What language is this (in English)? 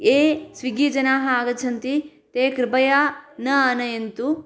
Sanskrit